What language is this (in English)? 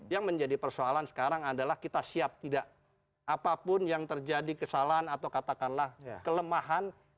Indonesian